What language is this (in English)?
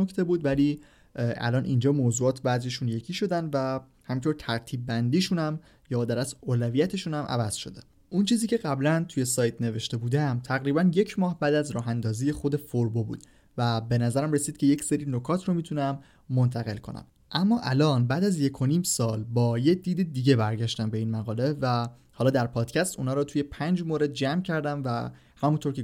Persian